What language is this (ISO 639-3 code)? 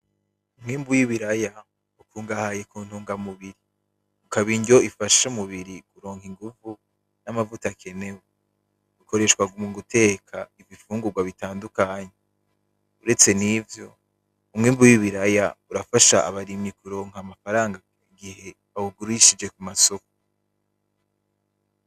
run